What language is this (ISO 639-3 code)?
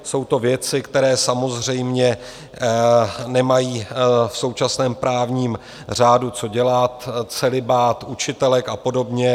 ces